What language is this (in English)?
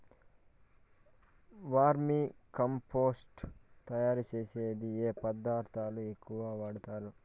Telugu